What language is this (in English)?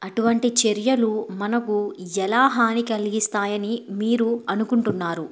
Telugu